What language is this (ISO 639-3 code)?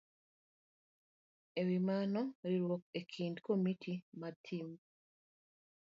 luo